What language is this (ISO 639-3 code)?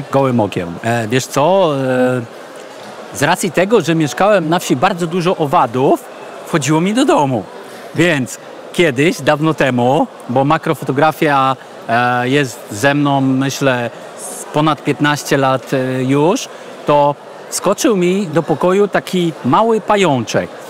pol